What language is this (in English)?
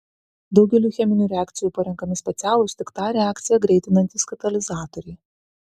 Lithuanian